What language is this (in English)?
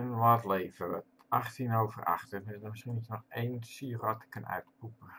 Dutch